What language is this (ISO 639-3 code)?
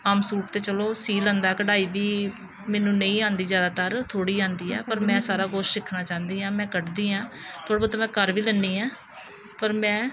pan